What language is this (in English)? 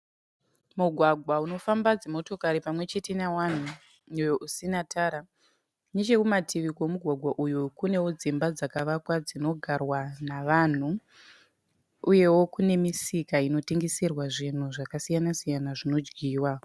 Shona